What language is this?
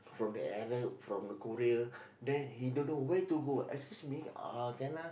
English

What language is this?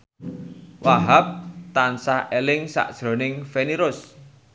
Javanese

